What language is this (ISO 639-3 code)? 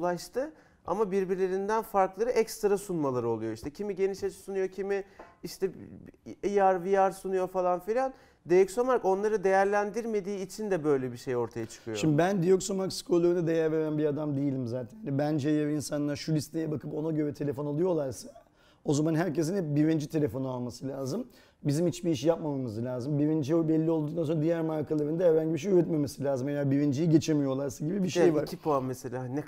tur